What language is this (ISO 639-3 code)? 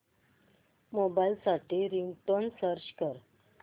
mar